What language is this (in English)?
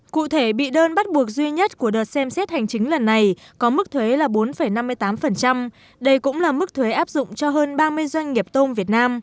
Vietnamese